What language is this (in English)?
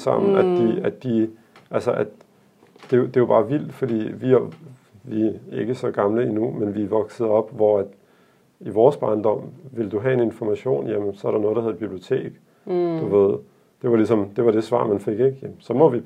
Danish